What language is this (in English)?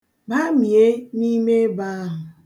Igbo